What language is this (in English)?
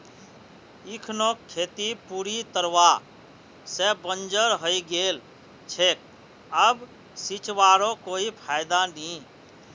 Magahi